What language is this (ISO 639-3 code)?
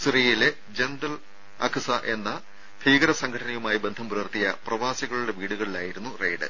mal